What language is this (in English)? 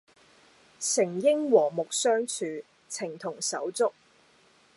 Cantonese